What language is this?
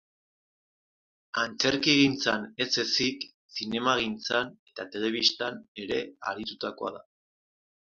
Basque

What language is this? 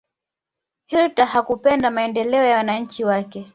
Swahili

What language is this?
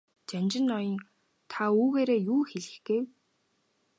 Mongolian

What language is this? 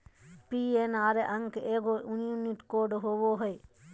Magahi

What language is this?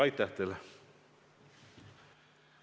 Estonian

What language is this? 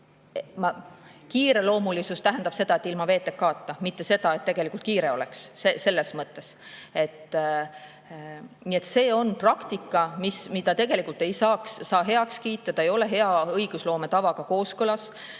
Estonian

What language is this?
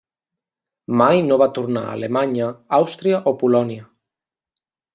Catalan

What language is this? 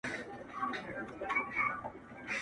Pashto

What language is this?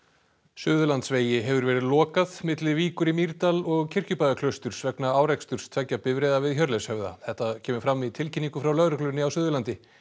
Icelandic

